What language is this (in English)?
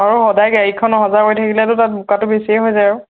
Assamese